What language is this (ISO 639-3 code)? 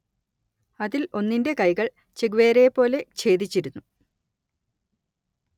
mal